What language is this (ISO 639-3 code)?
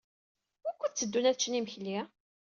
kab